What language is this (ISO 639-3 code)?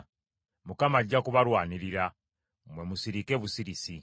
lug